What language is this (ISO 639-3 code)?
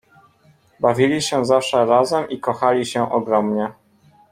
pol